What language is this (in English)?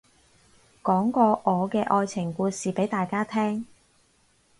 Cantonese